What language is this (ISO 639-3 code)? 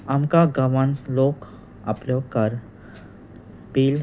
kok